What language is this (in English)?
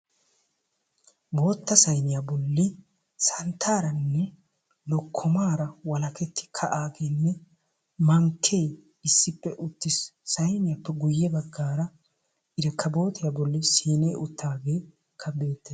Wolaytta